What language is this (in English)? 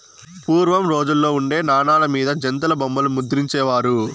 Telugu